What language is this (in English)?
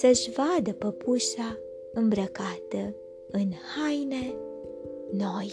Romanian